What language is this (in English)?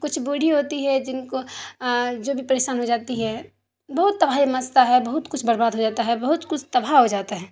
Urdu